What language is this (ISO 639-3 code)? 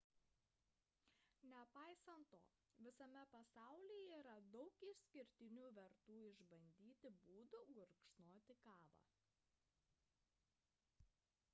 lit